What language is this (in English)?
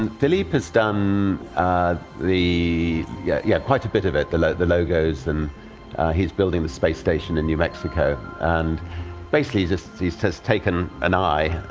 English